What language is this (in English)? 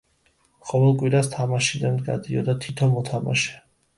Georgian